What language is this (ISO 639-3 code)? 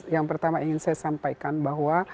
ind